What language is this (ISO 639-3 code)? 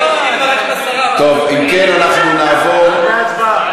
heb